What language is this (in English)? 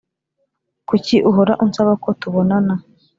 Kinyarwanda